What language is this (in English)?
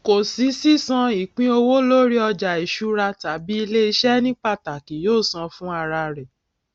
Yoruba